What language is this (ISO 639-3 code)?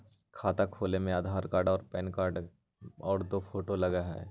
mag